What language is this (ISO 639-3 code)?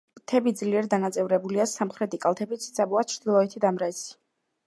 kat